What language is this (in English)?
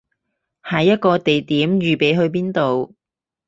Cantonese